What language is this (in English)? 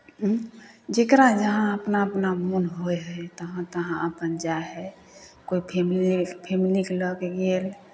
Maithili